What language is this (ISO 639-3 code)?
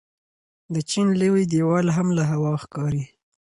pus